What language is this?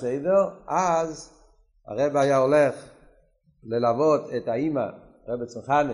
Hebrew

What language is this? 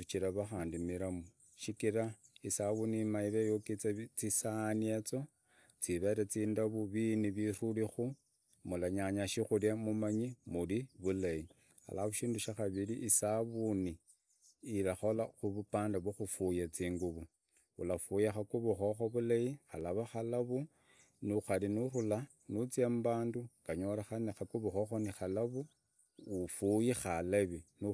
Idakho-Isukha-Tiriki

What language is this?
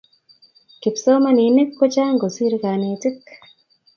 Kalenjin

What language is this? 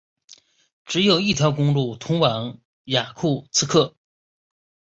Chinese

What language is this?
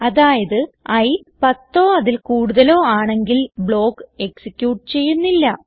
Malayalam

